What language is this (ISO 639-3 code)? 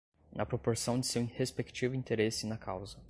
por